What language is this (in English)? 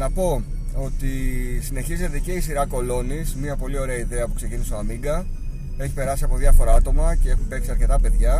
Greek